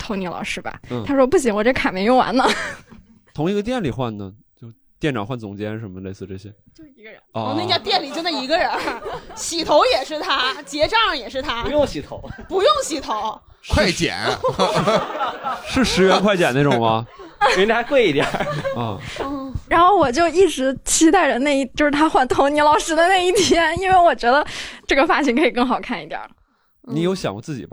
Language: Chinese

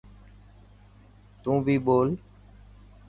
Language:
Dhatki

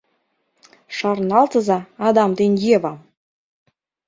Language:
Mari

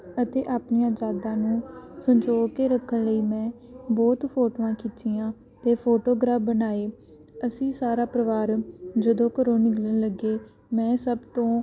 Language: Punjabi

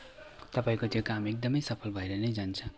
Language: Nepali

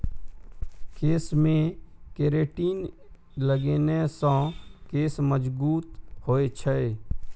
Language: Maithili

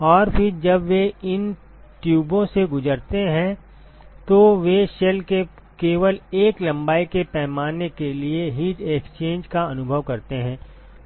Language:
Hindi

